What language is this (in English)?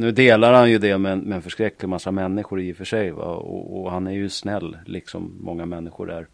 Swedish